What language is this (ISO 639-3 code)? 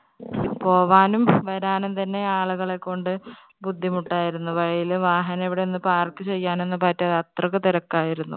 mal